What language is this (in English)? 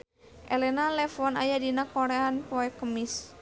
Sundanese